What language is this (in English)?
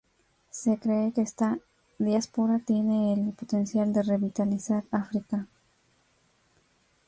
Spanish